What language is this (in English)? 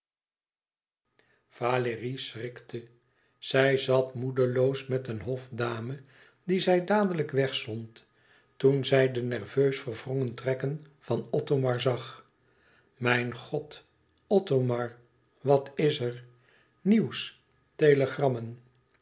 Dutch